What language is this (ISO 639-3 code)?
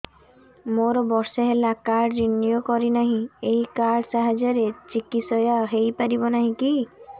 ori